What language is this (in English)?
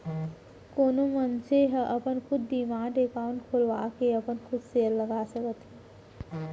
Chhattisgarhi